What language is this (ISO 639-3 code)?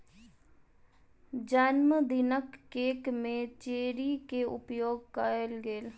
mai